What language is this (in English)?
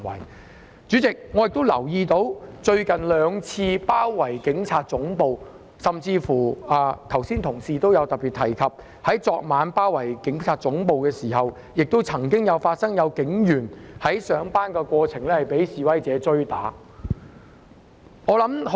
Cantonese